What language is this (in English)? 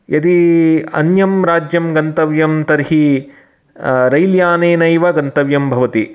Sanskrit